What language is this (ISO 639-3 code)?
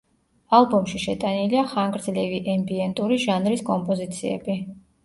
kat